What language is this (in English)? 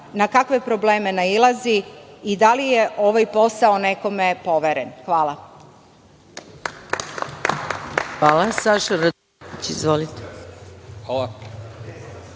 Serbian